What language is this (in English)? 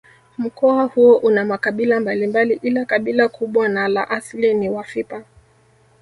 Swahili